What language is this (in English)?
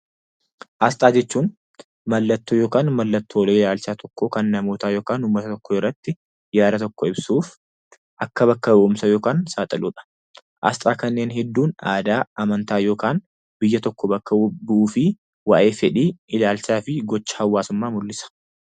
Oromo